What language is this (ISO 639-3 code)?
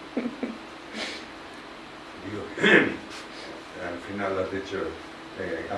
spa